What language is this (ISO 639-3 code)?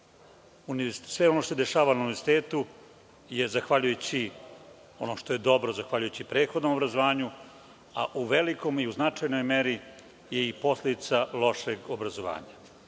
srp